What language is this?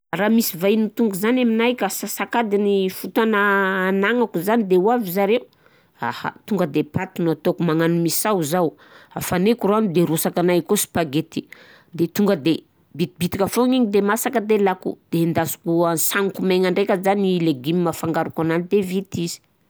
Southern Betsimisaraka Malagasy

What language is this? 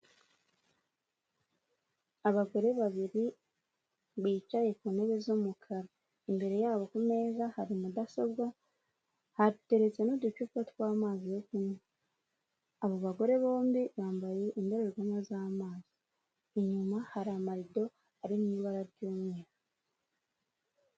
Kinyarwanda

